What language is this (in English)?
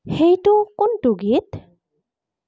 Assamese